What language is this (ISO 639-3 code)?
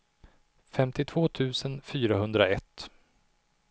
swe